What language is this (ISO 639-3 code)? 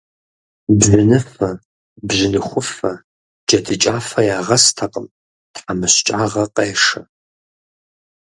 kbd